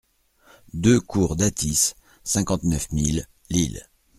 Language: French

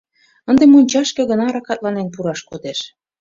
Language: Mari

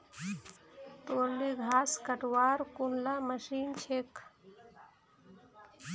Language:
Magahi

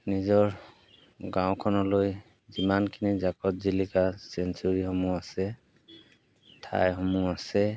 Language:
Assamese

